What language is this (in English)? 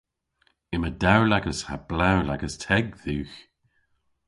Cornish